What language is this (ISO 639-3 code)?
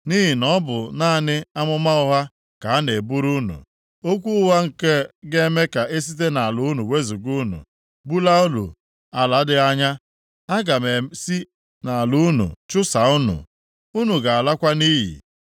ibo